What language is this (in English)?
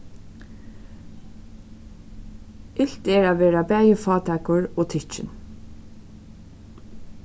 Faroese